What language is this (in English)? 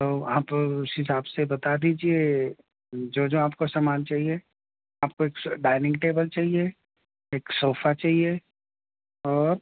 Urdu